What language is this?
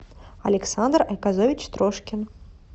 Russian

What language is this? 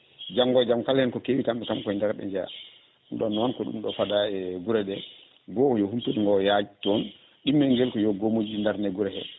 Fula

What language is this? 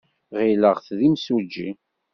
Kabyle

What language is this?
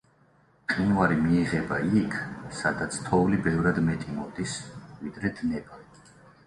Georgian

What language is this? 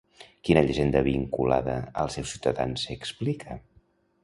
Catalan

